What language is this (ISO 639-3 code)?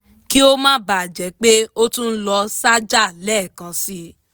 yor